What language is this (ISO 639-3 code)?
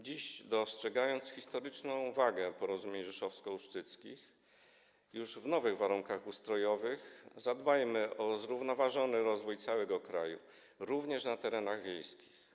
pol